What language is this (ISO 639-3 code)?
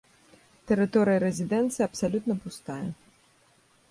bel